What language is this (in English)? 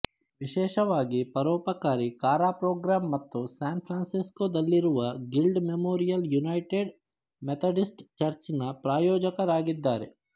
Kannada